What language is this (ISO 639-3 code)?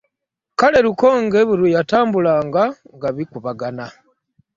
lug